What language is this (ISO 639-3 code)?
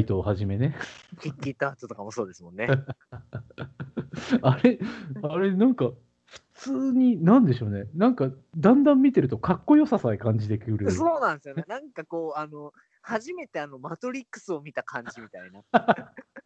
jpn